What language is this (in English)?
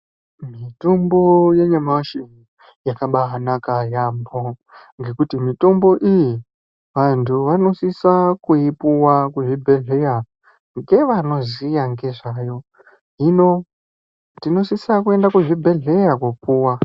Ndau